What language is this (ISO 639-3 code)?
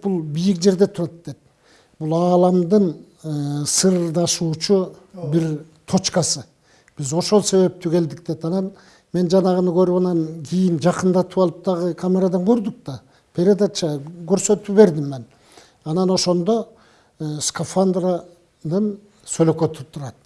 tur